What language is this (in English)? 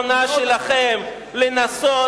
Hebrew